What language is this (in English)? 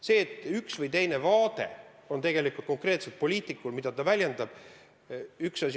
Estonian